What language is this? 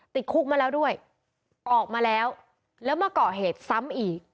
Thai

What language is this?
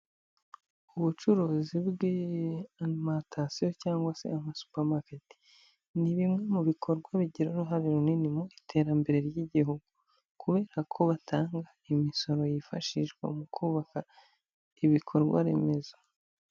Kinyarwanda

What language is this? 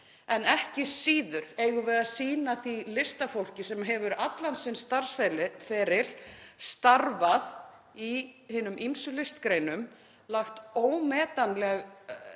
Icelandic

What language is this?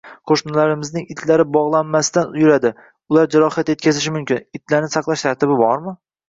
Uzbek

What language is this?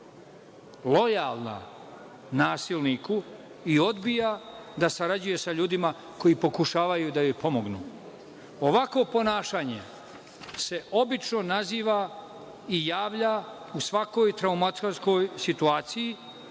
Serbian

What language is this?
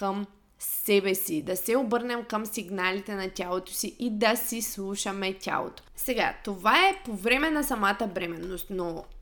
Bulgarian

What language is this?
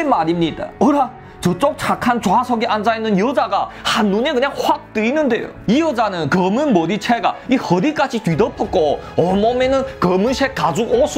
Korean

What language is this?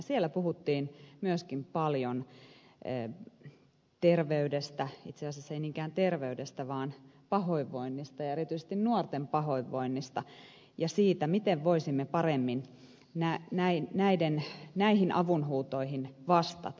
Finnish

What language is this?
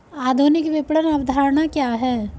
Hindi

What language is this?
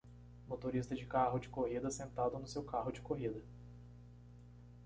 Portuguese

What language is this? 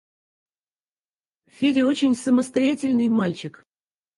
Russian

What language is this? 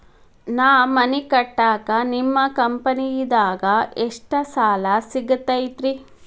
Kannada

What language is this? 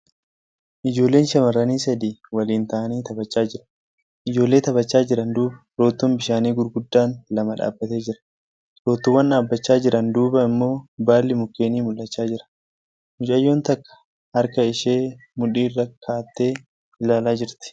Oromo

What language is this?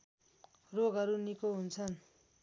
Nepali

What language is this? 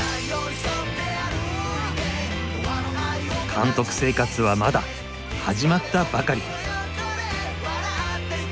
Japanese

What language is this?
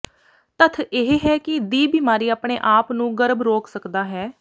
Punjabi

